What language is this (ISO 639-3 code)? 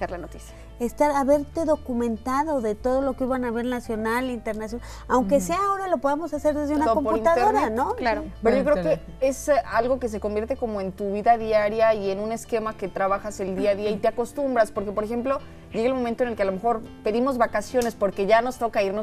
spa